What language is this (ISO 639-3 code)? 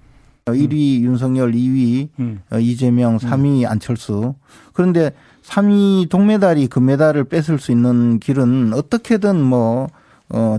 kor